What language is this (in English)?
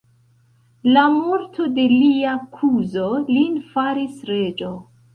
Esperanto